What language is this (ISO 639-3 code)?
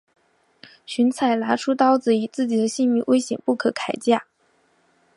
zho